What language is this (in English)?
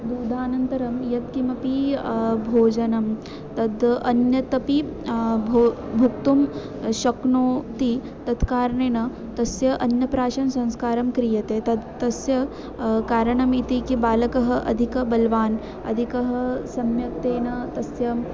Sanskrit